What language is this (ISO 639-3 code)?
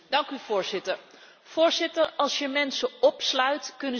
nld